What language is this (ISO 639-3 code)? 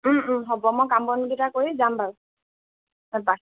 asm